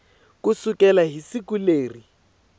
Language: Tsonga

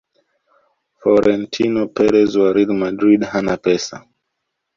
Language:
Swahili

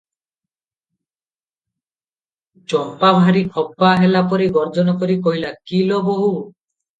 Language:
Odia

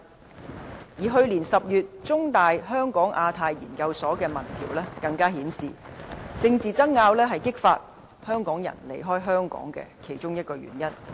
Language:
Cantonese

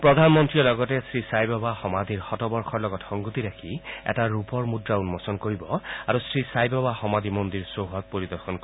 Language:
Assamese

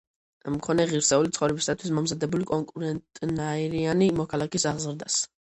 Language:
Georgian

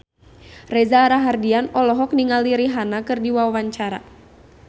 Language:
Sundanese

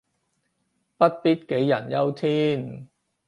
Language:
Cantonese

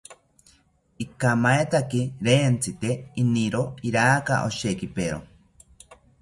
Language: South Ucayali Ashéninka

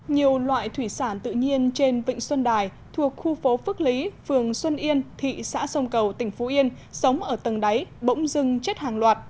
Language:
Vietnamese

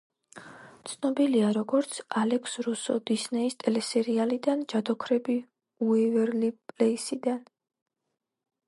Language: Georgian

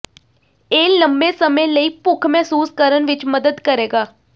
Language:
Punjabi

